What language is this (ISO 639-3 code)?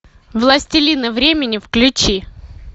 rus